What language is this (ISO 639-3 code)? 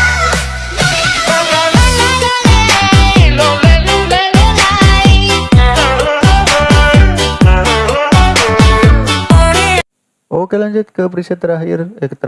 ind